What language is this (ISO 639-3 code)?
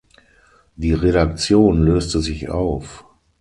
deu